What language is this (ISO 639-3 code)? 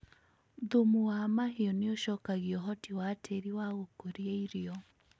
kik